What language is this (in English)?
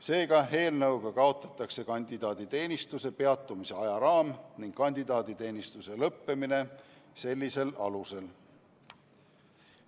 Estonian